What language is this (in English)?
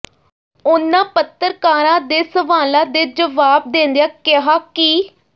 Punjabi